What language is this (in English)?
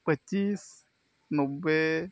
Santali